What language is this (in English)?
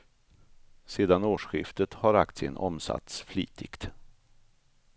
Swedish